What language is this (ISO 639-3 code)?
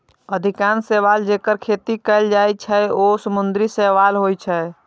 mai